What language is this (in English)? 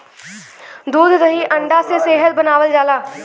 Bhojpuri